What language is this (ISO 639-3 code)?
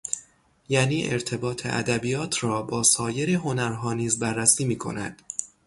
fas